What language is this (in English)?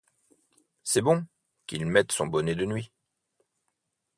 French